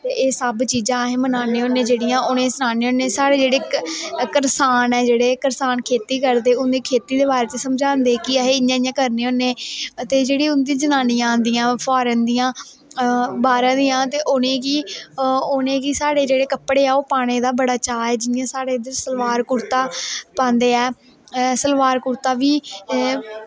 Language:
Dogri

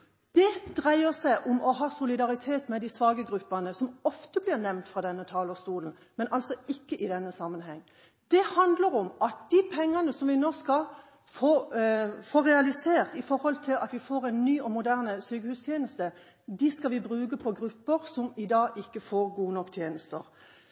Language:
Norwegian Bokmål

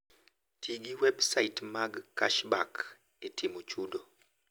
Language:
Luo (Kenya and Tanzania)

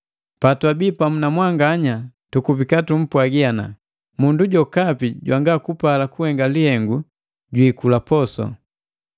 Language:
Matengo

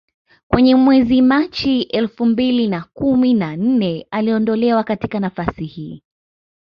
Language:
Swahili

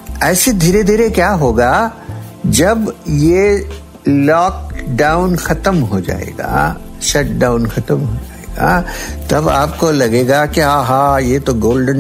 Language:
Hindi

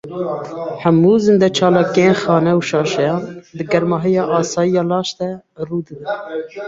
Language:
Kurdish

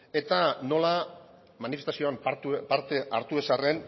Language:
Basque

